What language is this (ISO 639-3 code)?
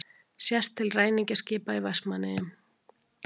isl